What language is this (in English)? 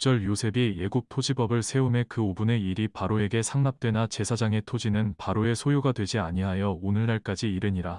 Korean